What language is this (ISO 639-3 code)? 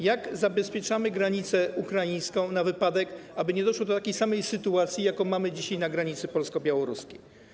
pol